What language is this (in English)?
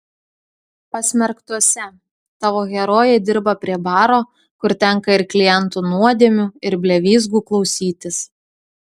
Lithuanian